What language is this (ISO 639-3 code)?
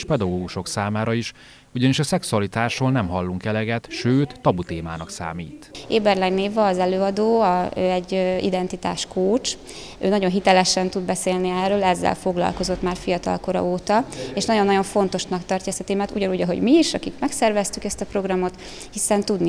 hun